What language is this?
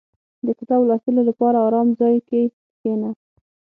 Pashto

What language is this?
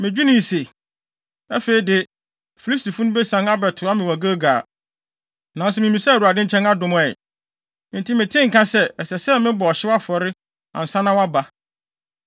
Akan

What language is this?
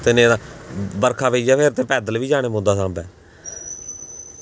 Dogri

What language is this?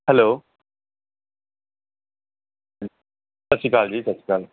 Punjabi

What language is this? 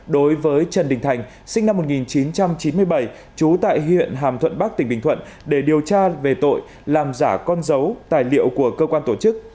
Vietnamese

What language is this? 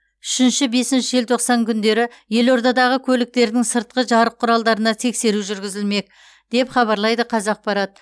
Kazakh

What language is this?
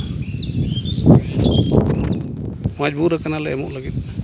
Santali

